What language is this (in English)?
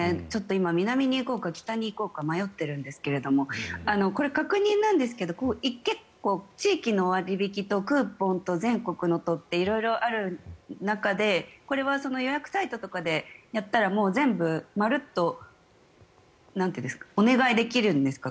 Japanese